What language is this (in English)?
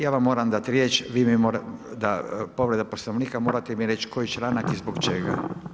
Croatian